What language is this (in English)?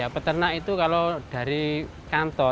Indonesian